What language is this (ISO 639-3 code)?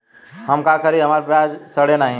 bho